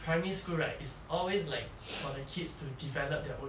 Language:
English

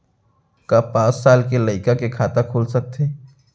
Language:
Chhattisgarhi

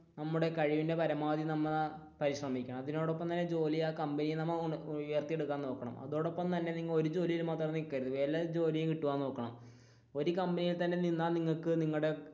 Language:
Malayalam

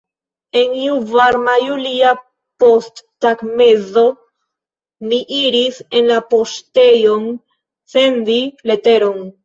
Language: Esperanto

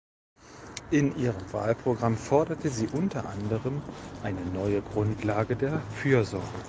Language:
German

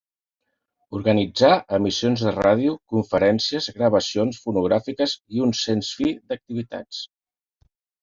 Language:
Catalan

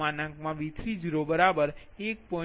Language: Gujarati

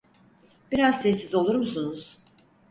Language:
Turkish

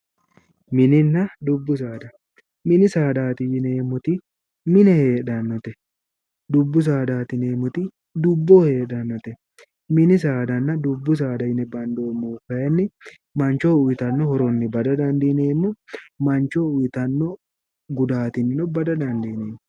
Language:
Sidamo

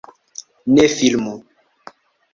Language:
Esperanto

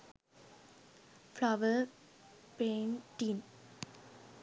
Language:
Sinhala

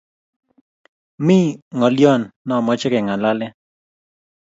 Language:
Kalenjin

